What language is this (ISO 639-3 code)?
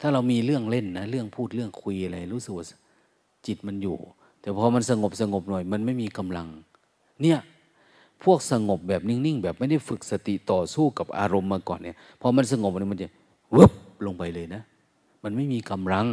tha